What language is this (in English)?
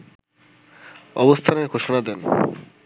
Bangla